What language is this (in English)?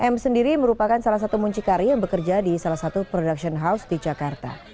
Indonesian